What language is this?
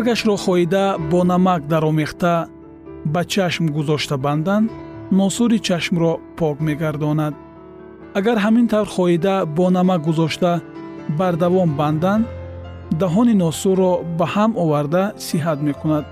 Persian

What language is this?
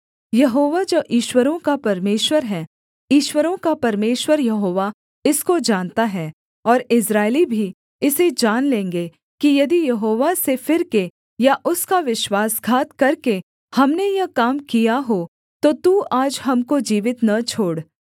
Hindi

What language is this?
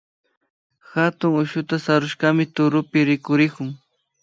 Imbabura Highland Quichua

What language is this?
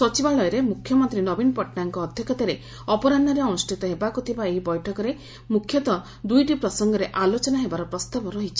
Odia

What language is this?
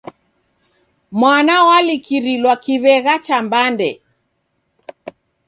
Taita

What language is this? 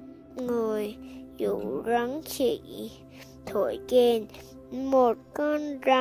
Vietnamese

